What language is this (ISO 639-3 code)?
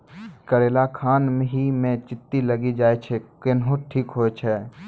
mai